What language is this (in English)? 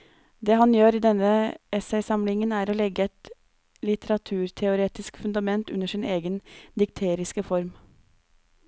Norwegian